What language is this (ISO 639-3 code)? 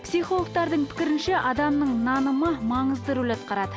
kaz